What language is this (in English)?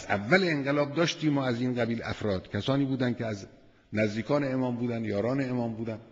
Persian